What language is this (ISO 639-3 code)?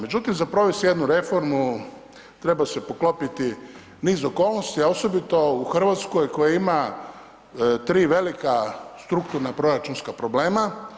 hrv